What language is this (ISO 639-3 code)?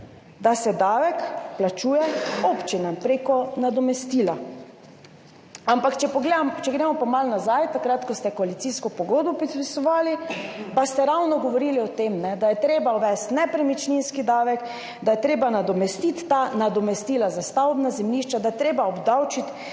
slv